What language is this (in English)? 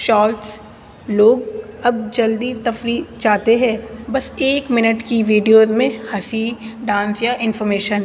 Urdu